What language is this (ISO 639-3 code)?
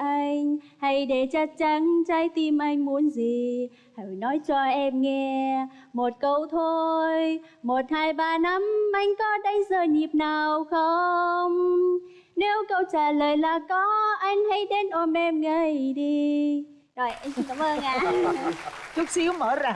vie